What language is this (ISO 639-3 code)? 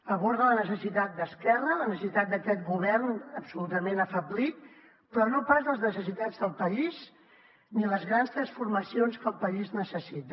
cat